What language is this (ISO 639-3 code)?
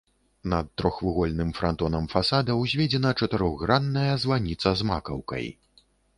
bel